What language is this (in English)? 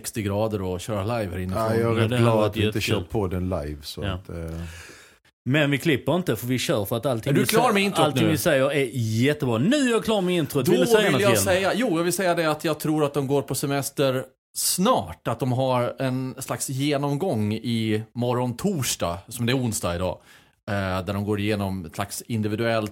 Swedish